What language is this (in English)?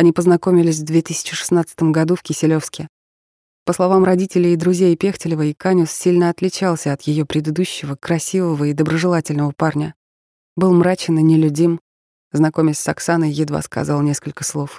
Russian